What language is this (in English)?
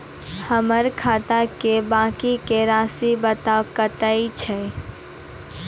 Maithili